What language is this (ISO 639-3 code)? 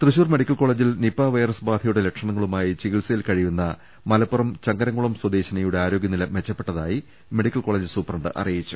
mal